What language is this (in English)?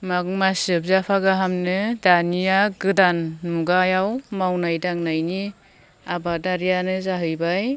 Bodo